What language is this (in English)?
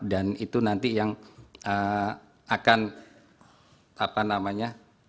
Indonesian